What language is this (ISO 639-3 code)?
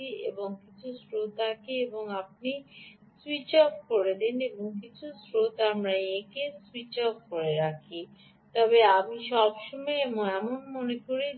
ben